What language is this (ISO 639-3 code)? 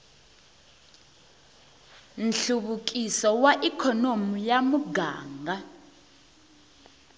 tso